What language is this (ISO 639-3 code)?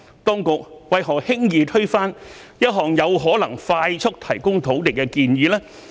yue